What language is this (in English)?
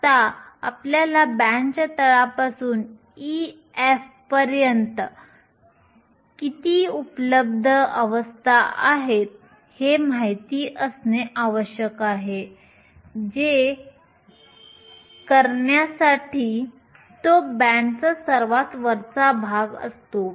Marathi